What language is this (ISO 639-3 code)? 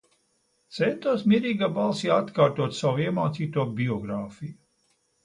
lav